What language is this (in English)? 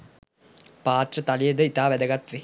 Sinhala